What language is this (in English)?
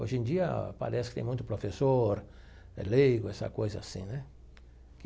Portuguese